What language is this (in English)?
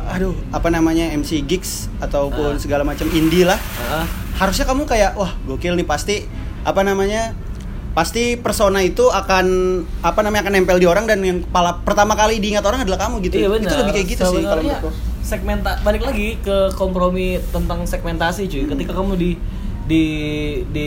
Indonesian